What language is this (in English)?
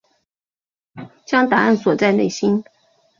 Chinese